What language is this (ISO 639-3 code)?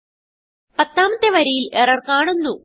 mal